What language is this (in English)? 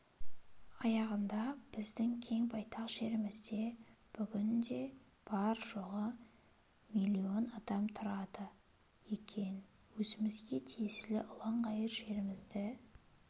Kazakh